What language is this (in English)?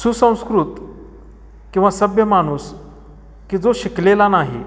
Marathi